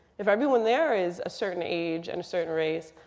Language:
English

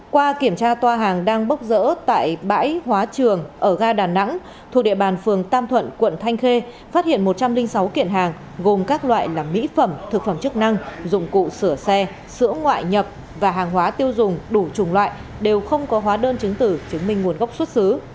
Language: Vietnamese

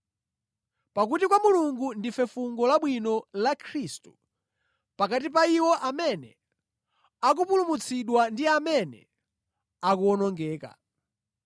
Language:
Nyanja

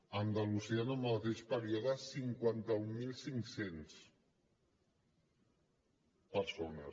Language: Catalan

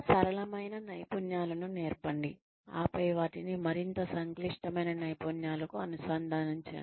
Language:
Telugu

